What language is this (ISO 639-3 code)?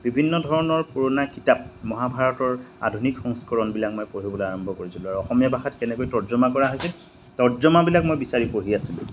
asm